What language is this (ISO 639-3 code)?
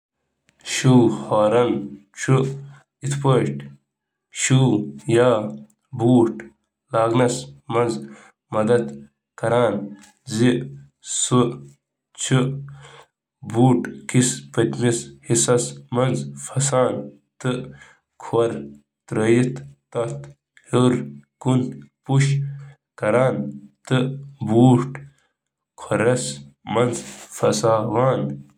kas